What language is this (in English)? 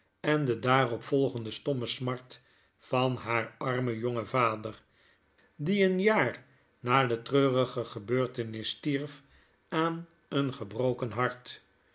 Dutch